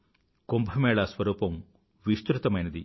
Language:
Telugu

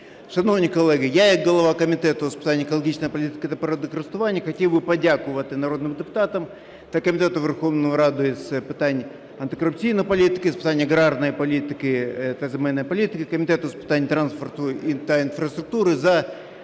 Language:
Ukrainian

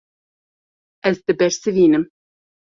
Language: Kurdish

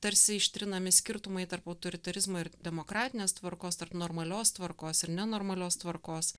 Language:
Lithuanian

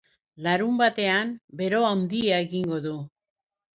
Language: Basque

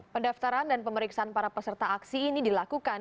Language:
Indonesian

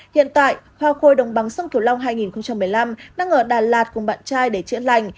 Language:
Vietnamese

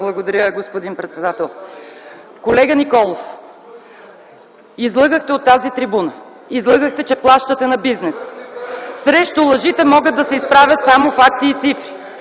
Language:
Bulgarian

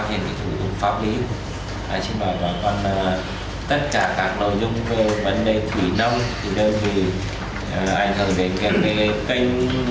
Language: Vietnamese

